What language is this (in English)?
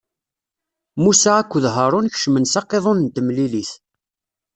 Kabyle